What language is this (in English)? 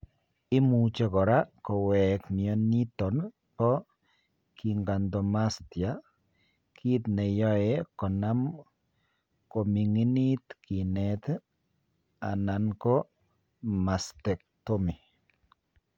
Kalenjin